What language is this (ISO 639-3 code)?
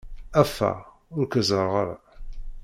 kab